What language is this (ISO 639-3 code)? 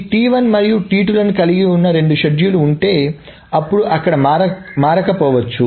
tel